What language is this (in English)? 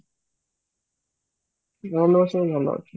Odia